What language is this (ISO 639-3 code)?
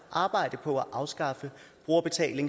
dan